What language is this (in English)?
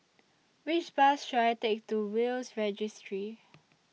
English